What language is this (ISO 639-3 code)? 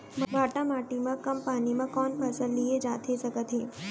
hne